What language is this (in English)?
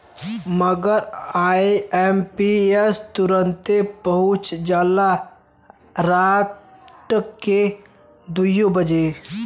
Bhojpuri